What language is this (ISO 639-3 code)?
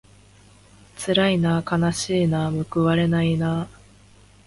jpn